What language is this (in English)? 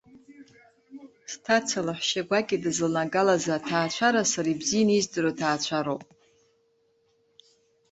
Abkhazian